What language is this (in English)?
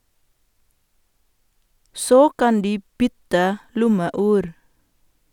Norwegian